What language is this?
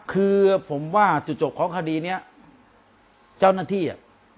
Thai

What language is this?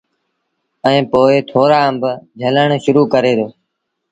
Sindhi Bhil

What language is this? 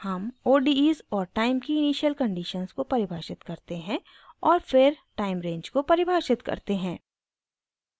Hindi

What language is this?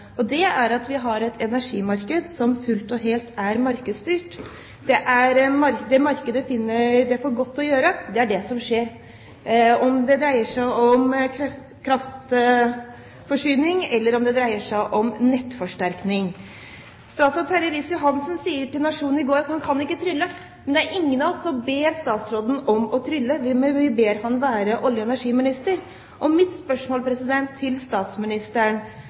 Norwegian Bokmål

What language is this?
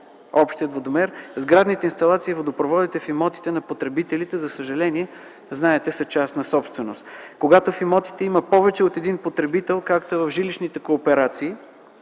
Bulgarian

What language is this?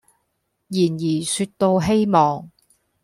Cantonese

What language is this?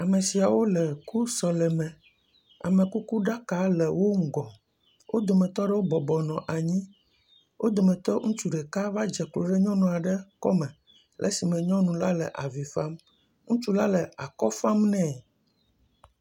Ewe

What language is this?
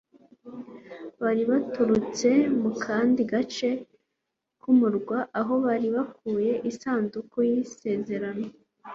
Kinyarwanda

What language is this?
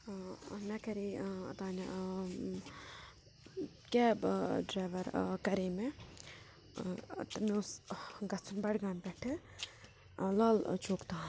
Kashmiri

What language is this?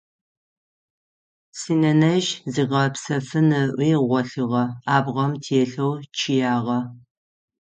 Adyghe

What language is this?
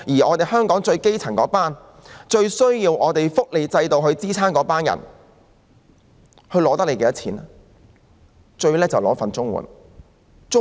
Cantonese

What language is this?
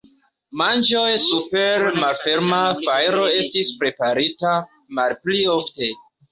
Esperanto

